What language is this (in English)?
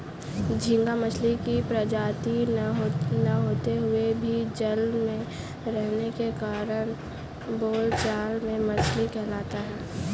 Hindi